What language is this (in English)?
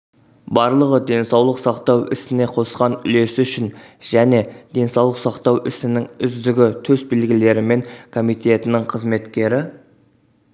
Kazakh